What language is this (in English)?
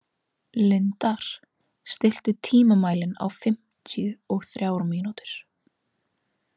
Icelandic